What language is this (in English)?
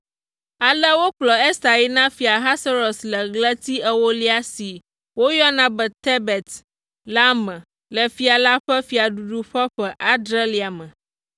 Ewe